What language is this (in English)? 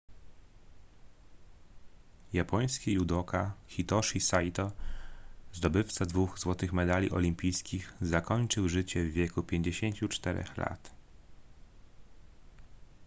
Polish